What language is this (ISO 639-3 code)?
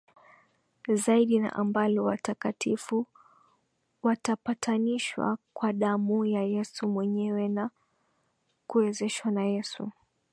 swa